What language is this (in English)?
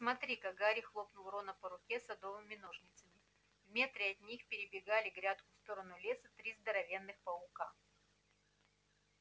Russian